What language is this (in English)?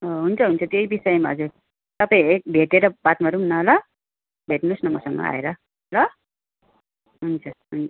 Nepali